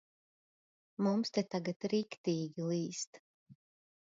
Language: Latvian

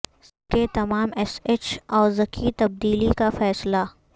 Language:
Urdu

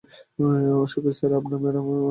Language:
Bangla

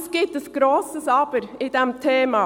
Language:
Swiss German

